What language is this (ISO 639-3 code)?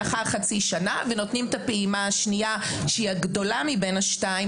heb